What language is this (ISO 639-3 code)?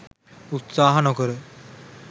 sin